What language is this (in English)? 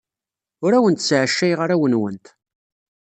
Kabyle